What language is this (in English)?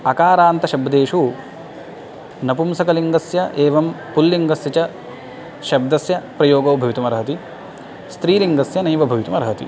Sanskrit